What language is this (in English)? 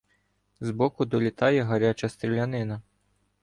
Ukrainian